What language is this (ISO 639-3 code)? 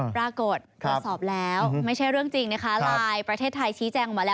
tha